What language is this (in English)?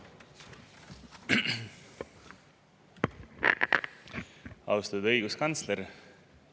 Estonian